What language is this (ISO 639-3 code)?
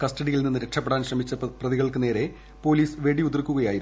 mal